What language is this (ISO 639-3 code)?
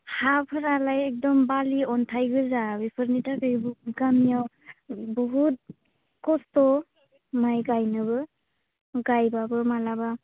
brx